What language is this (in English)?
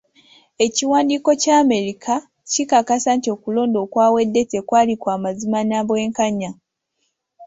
Ganda